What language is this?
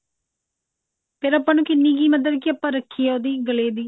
Punjabi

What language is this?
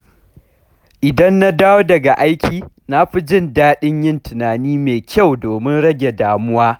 Hausa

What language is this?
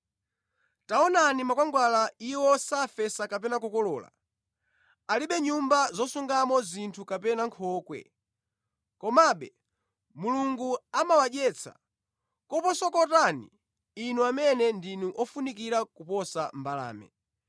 Nyanja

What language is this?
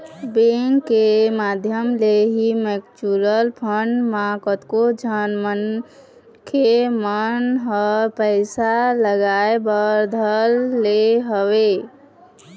Chhattisgarhi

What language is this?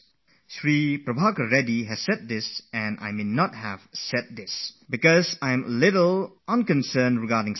English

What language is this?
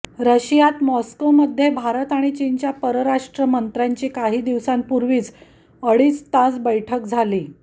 Marathi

